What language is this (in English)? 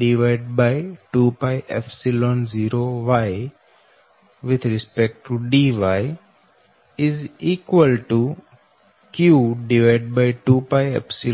Gujarati